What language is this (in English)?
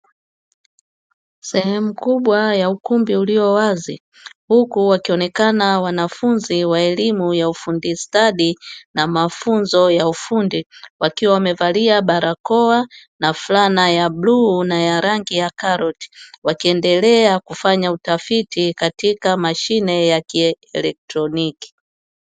Swahili